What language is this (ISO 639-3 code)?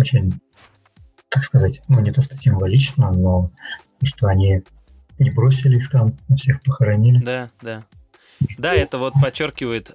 rus